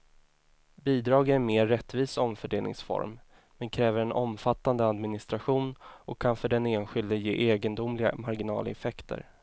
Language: Swedish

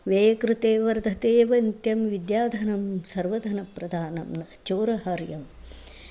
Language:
Sanskrit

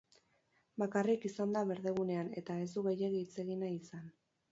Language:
Basque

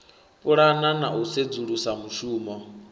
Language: Venda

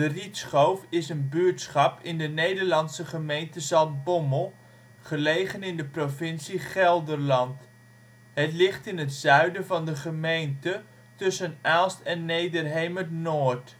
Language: Dutch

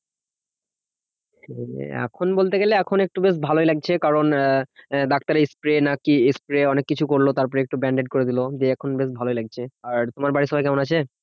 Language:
Bangla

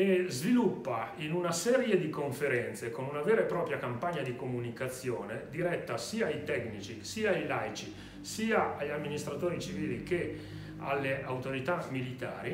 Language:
Italian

